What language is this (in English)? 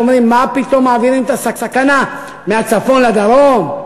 Hebrew